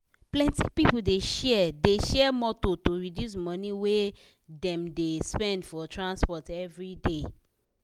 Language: Nigerian Pidgin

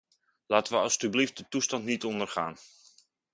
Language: Dutch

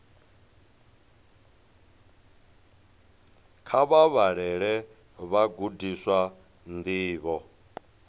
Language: Venda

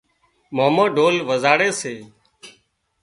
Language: Wadiyara Koli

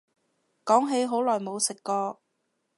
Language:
Cantonese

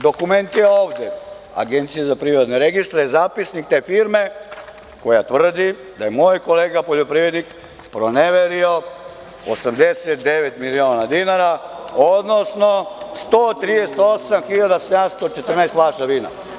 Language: Serbian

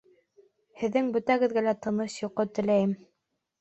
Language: Bashkir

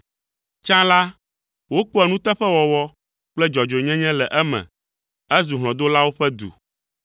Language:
Ewe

